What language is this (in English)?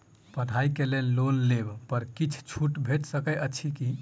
Maithili